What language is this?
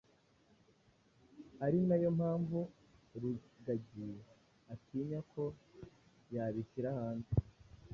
Kinyarwanda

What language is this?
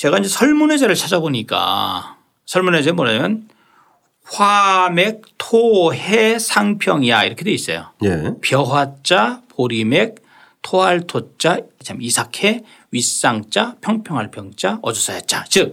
Korean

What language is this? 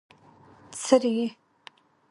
Pashto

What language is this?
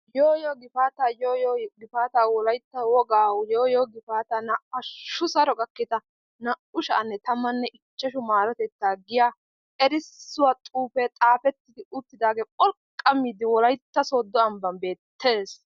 Wolaytta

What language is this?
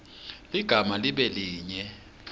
Swati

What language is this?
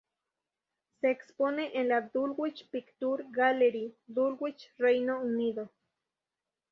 Spanish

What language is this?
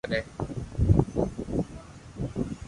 Loarki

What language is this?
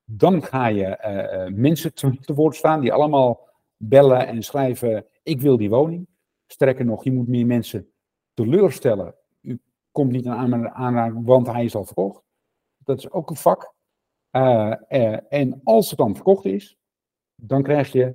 Dutch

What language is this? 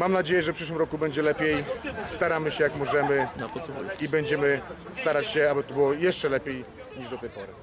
Polish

